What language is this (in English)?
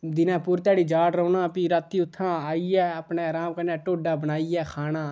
Dogri